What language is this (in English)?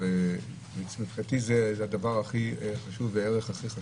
Hebrew